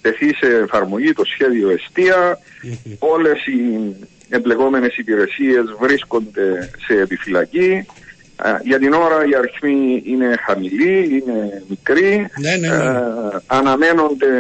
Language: Greek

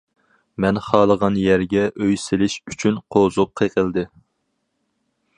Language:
Uyghur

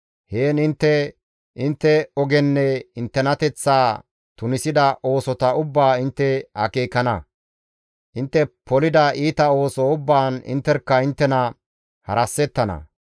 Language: Gamo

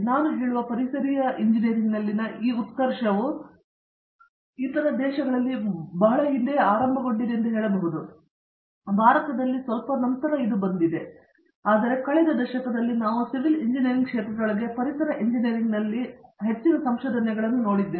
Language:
Kannada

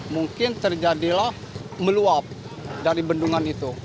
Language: Indonesian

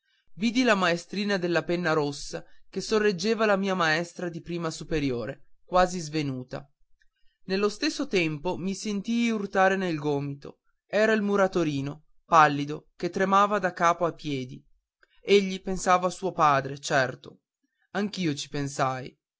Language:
Italian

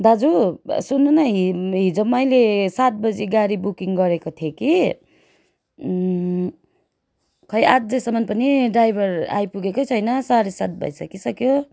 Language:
Nepali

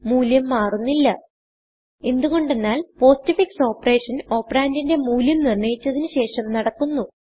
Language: Malayalam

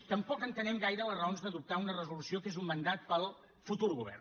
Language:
Catalan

